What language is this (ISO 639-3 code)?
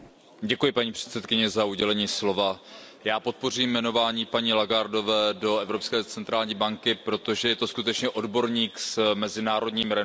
ces